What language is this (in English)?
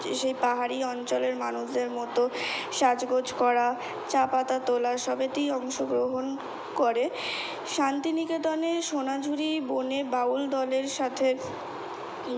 Bangla